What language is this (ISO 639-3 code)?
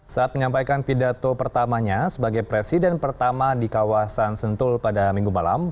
ind